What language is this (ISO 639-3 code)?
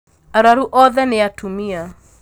kik